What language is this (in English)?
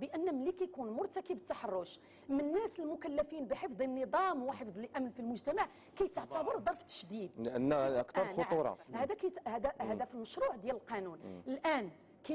Arabic